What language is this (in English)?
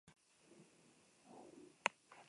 Basque